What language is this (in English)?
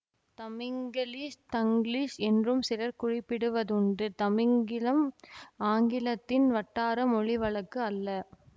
Tamil